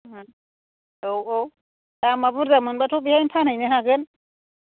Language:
Bodo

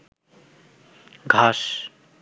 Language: Bangla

